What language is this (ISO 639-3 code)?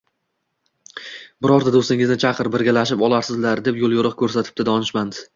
uzb